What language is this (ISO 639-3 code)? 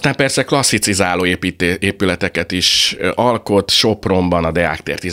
hun